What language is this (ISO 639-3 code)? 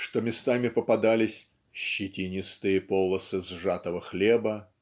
rus